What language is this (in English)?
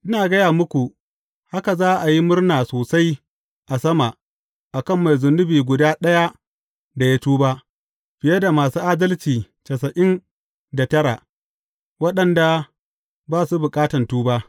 Hausa